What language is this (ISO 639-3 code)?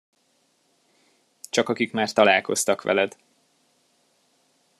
hun